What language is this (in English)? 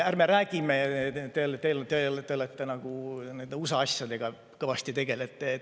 Estonian